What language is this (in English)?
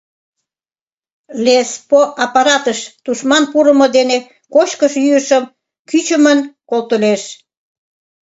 Mari